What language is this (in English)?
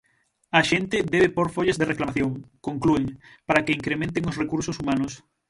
Galician